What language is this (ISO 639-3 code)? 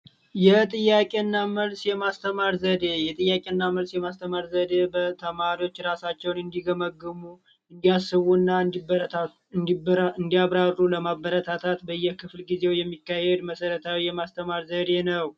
amh